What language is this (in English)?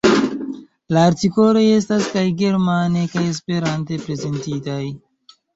Esperanto